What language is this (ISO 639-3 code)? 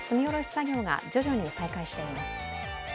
jpn